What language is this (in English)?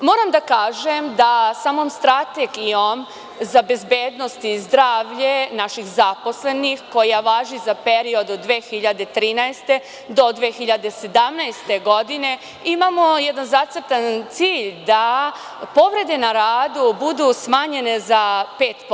Serbian